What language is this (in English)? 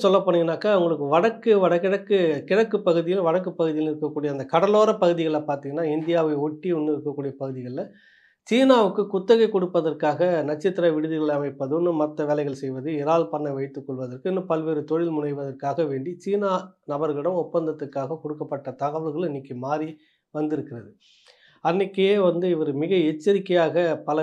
Tamil